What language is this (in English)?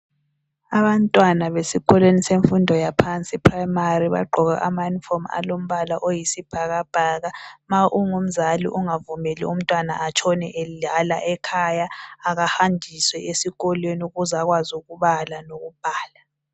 North Ndebele